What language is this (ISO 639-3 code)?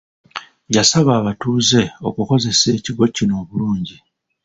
lug